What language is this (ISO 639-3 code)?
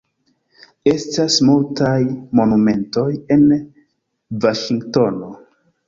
epo